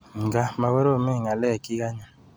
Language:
Kalenjin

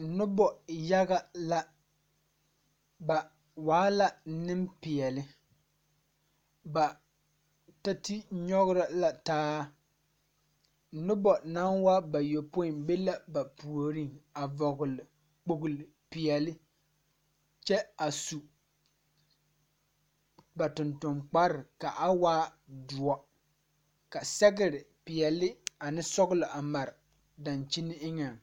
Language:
Southern Dagaare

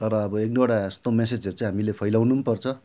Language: Nepali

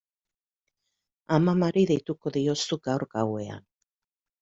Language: Basque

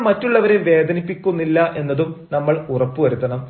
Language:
Malayalam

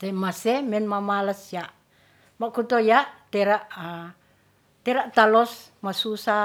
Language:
Ratahan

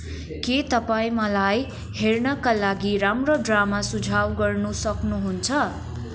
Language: Nepali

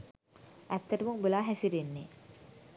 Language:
Sinhala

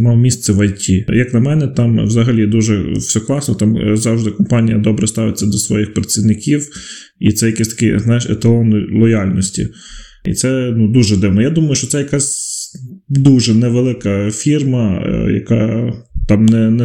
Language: Ukrainian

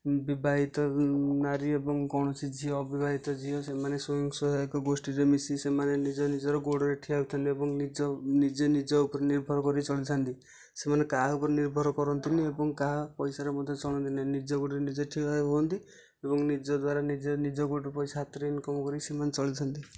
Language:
Odia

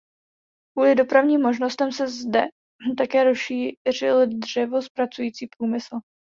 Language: Czech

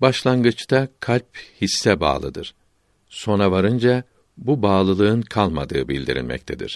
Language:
Turkish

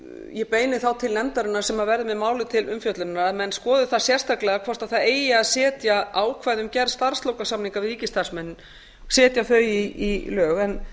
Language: Icelandic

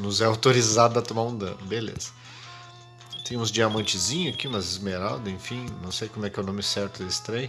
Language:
Portuguese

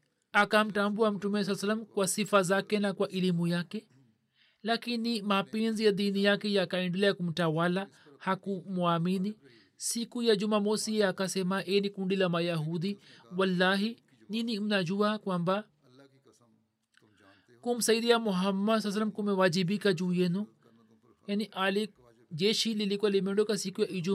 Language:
Swahili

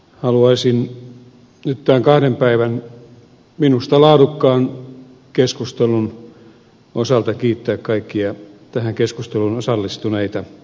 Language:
Finnish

